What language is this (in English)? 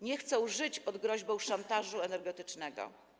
Polish